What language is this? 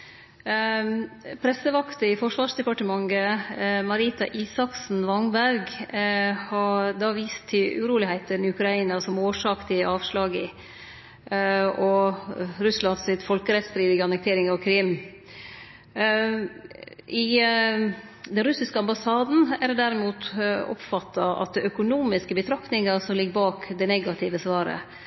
Norwegian Nynorsk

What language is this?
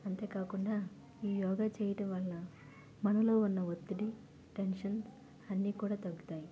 Telugu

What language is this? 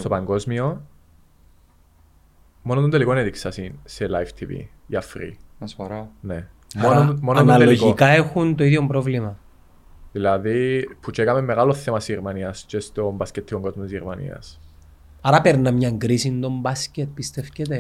Greek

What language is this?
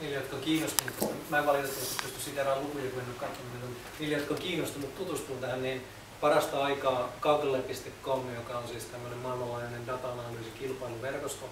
Finnish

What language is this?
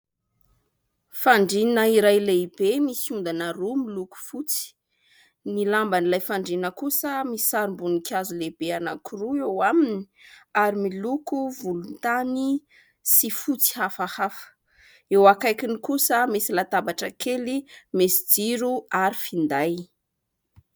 Malagasy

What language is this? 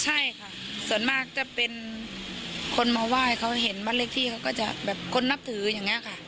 Thai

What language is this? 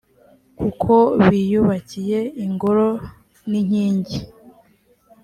Kinyarwanda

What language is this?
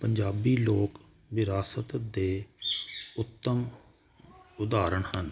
Punjabi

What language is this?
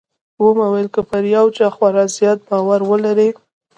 Pashto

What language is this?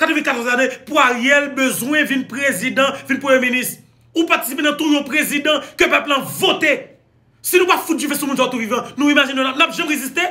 French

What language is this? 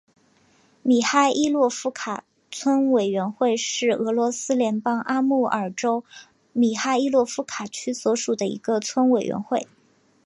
Chinese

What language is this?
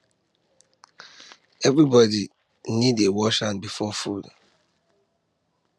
Nigerian Pidgin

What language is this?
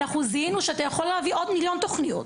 Hebrew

